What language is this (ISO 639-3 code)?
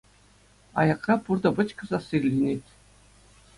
chv